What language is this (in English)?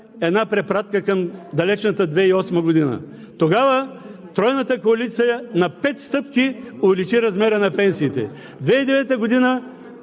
Bulgarian